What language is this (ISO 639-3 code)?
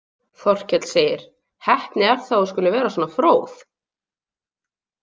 isl